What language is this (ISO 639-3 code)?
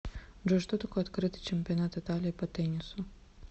rus